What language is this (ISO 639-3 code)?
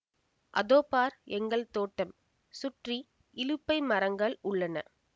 tam